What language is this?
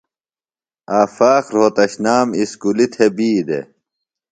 Phalura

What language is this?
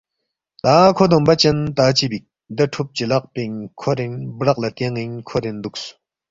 Balti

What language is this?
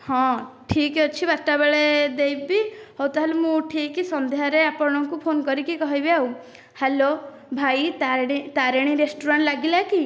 Odia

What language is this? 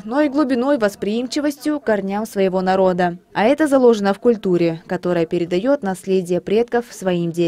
Russian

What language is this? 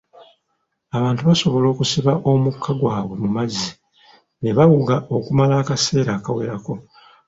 Ganda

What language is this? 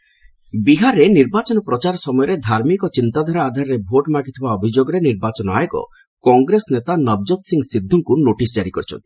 Odia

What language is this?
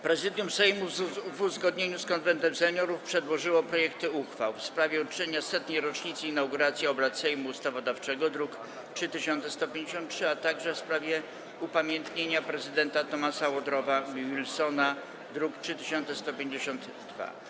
Polish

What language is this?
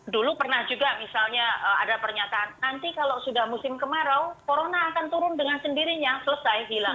Indonesian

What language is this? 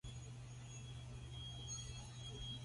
Medumba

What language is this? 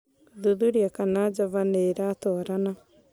Kikuyu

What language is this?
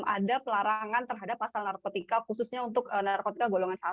Indonesian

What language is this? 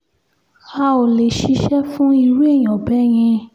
Yoruba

